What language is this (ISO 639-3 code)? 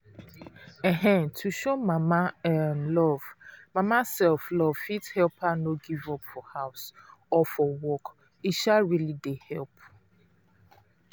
pcm